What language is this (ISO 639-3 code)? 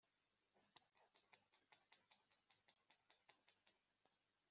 kin